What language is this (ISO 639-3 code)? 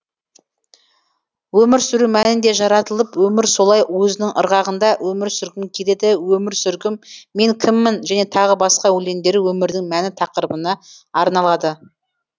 kaz